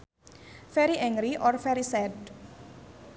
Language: Sundanese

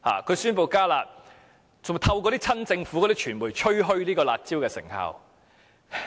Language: Cantonese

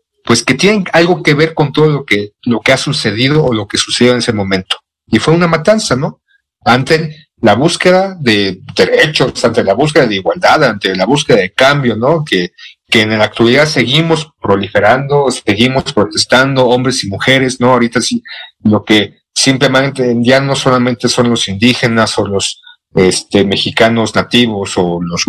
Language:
Spanish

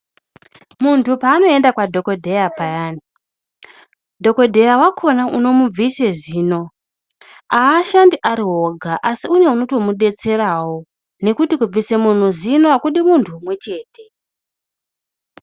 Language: Ndau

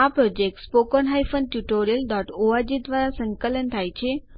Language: Gujarati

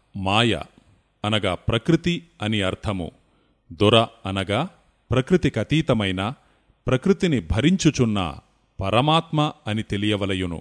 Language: Telugu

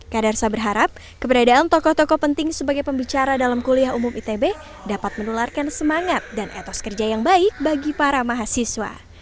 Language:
Indonesian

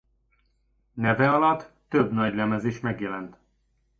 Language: Hungarian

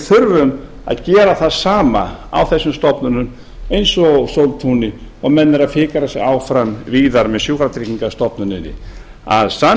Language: Icelandic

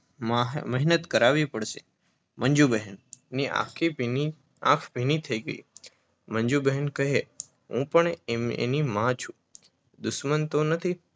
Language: Gujarati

